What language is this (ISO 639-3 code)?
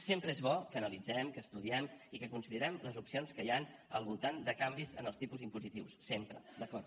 cat